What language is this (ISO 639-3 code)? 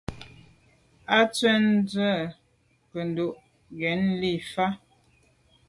byv